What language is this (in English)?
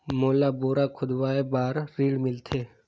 Chhattisgarhi